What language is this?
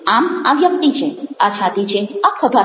Gujarati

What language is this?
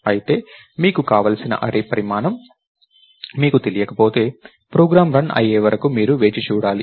Telugu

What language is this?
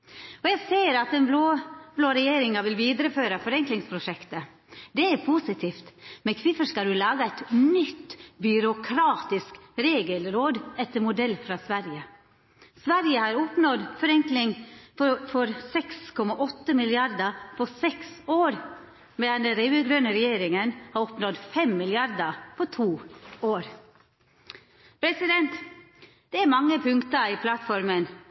Norwegian Nynorsk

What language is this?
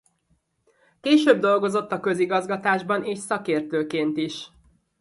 Hungarian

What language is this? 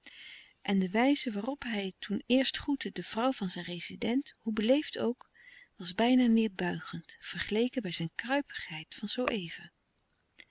Dutch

